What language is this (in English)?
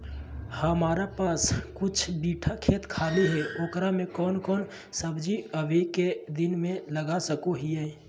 Magahi